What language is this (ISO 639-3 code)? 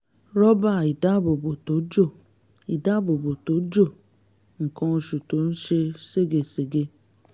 yor